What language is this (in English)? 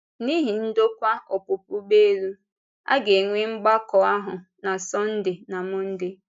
Igbo